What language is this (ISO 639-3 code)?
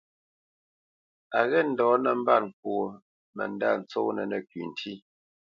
bce